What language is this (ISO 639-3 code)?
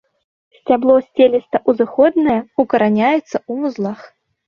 bel